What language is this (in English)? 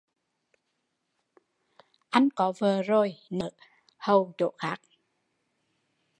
Vietnamese